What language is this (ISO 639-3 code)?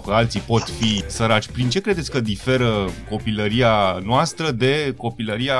ron